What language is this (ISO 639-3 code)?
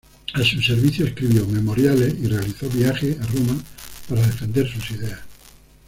spa